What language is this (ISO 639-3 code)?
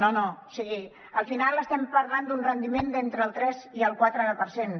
cat